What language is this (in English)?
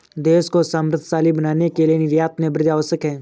Hindi